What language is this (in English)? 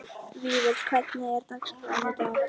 Icelandic